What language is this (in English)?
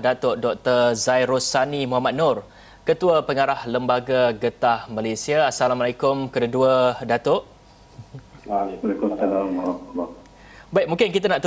Malay